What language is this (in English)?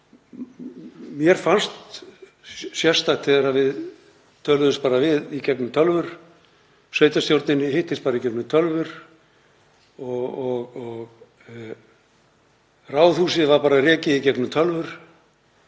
Icelandic